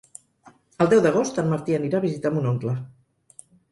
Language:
Catalan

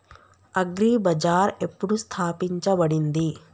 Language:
Telugu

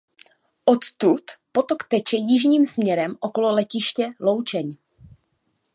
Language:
Czech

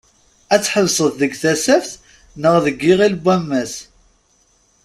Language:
Kabyle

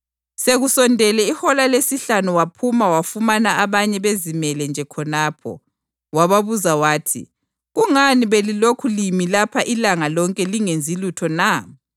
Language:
North Ndebele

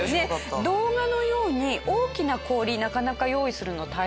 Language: Japanese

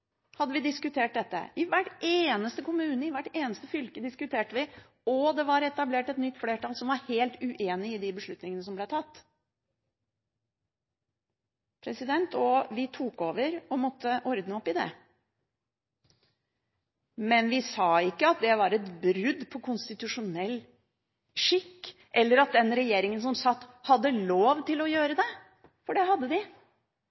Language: Norwegian Bokmål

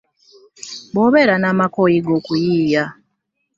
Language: Ganda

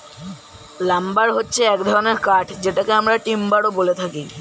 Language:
Bangla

